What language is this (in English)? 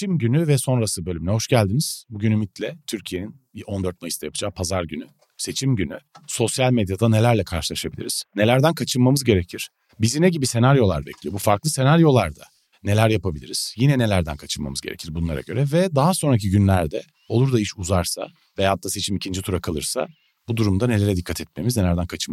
Turkish